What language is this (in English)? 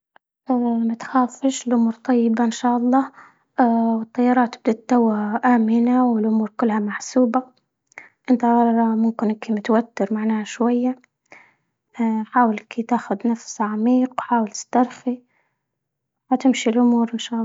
Libyan Arabic